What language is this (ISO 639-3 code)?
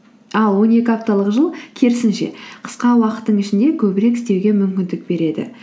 kaz